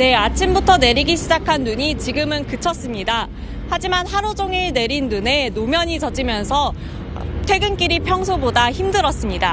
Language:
Korean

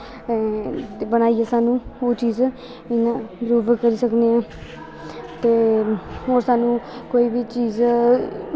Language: Dogri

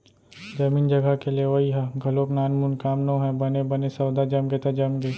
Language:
Chhattisgarhi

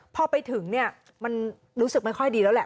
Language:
Thai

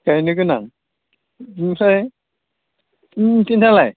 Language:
Bodo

